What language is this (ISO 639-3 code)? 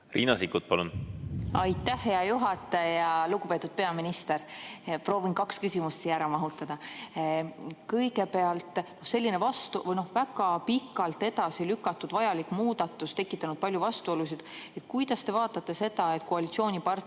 est